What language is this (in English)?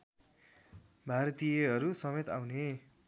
Nepali